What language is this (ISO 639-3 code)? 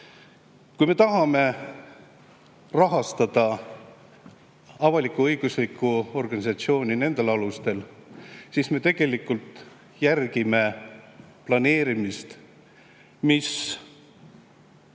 est